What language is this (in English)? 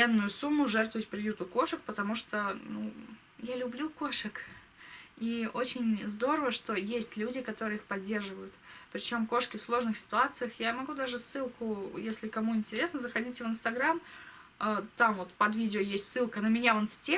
Russian